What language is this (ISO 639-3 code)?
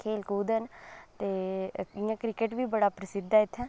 doi